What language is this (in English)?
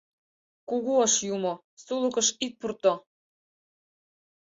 Mari